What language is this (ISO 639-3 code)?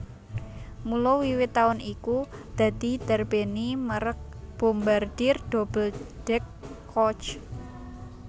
jav